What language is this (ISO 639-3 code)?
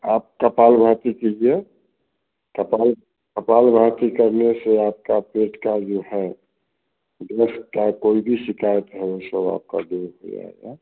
hin